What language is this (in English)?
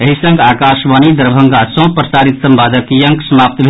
Maithili